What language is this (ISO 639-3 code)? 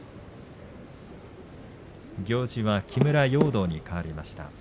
jpn